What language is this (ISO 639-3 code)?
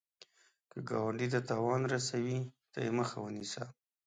pus